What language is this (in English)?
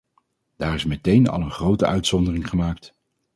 Dutch